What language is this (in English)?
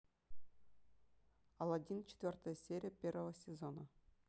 Russian